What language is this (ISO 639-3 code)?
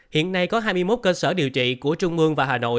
vie